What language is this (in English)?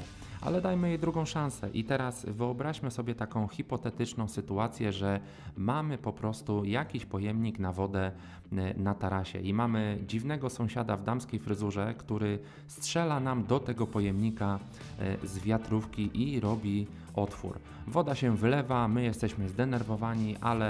Polish